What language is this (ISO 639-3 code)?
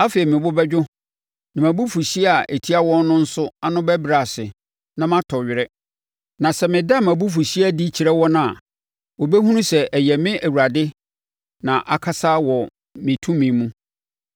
aka